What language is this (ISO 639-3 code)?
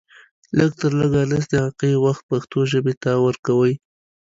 pus